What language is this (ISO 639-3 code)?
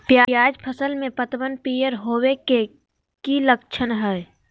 mag